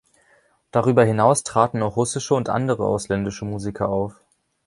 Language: German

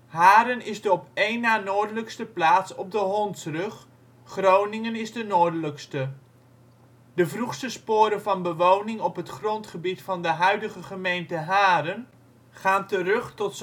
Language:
Dutch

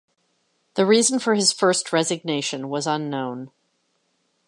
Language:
English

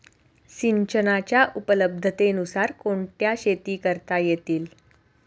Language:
Marathi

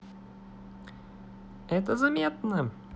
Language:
Russian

